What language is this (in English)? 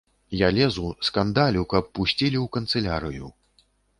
Belarusian